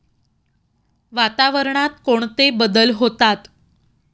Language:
Marathi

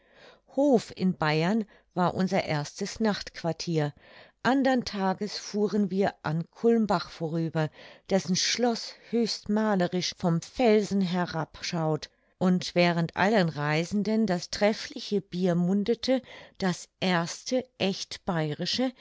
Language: German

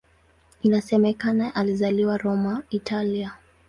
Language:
Swahili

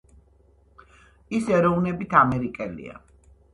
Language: Georgian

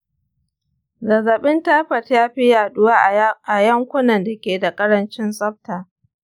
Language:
Hausa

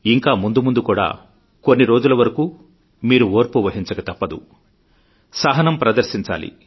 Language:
Telugu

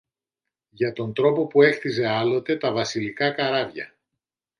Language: Greek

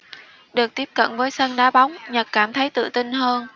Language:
Vietnamese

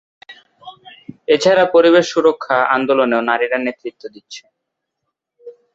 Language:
Bangla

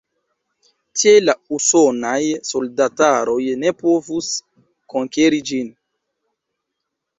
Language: Esperanto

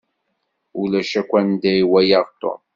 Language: Kabyle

